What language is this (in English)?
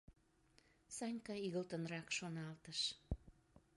Mari